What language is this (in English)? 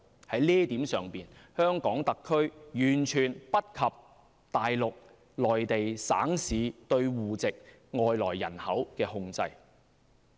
Cantonese